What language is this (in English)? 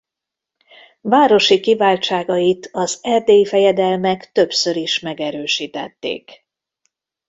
Hungarian